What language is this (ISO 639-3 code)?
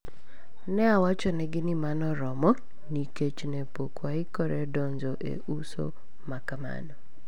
luo